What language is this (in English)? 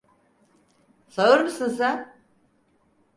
Turkish